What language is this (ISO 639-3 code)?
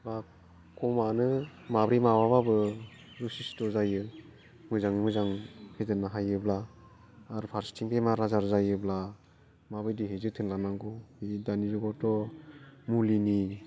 brx